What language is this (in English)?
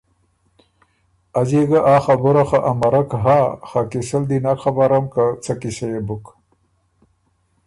Ormuri